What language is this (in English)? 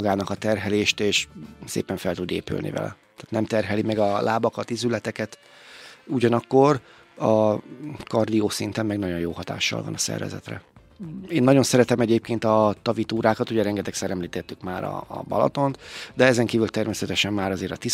Hungarian